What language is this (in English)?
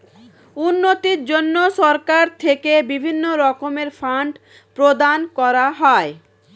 Bangla